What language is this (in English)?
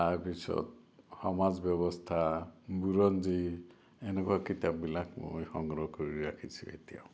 Assamese